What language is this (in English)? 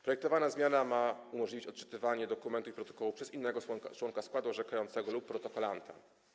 Polish